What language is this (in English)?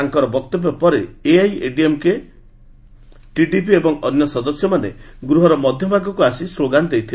Odia